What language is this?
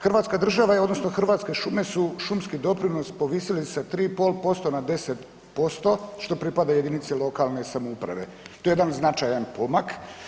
Croatian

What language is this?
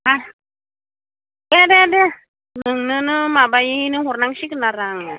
Bodo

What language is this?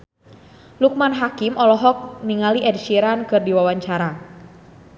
Sundanese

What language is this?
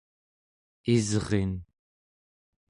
Central Yupik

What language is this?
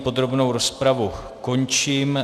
Czech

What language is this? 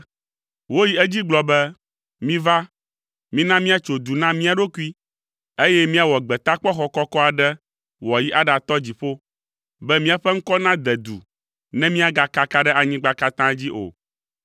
Ewe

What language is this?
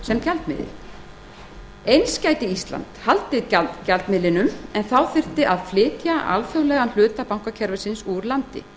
Icelandic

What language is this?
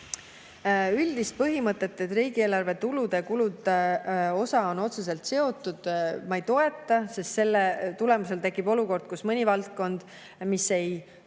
Estonian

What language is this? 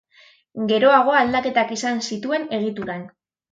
Basque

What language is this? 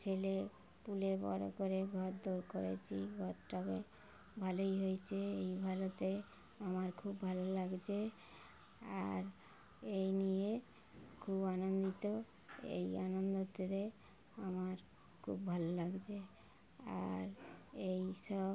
Bangla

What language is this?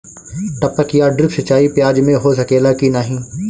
Bhojpuri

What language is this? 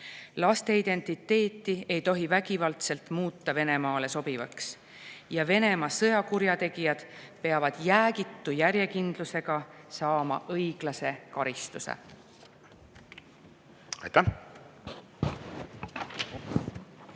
Estonian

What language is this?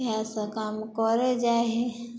Maithili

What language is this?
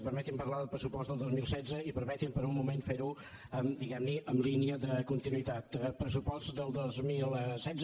Catalan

